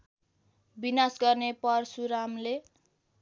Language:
Nepali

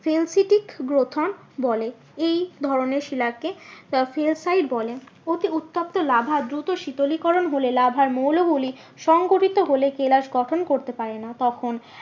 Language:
Bangla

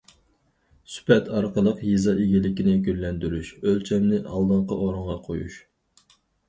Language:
Uyghur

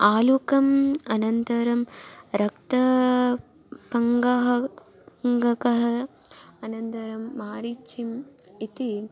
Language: Sanskrit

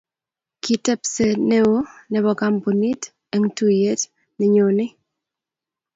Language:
Kalenjin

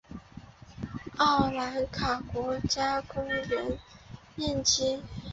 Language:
Chinese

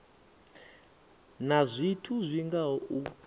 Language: Venda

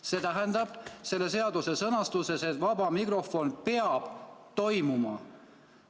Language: Estonian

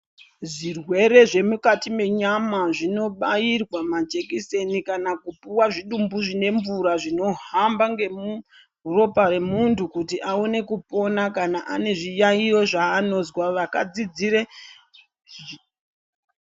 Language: Ndau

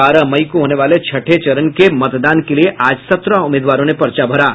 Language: Hindi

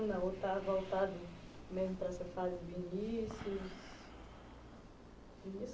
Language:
Portuguese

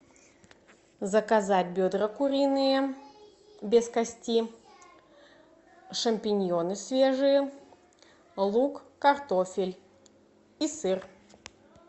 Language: Russian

